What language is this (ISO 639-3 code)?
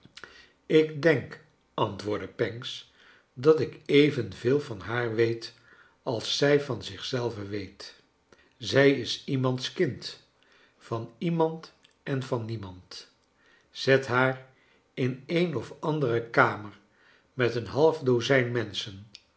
nld